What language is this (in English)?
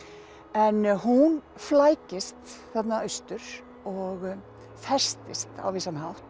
Icelandic